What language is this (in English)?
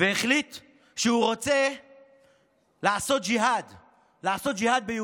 Hebrew